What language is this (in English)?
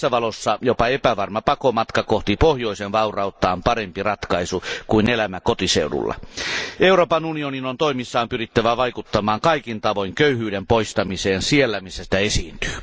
Finnish